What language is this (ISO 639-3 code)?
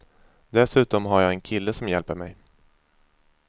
swe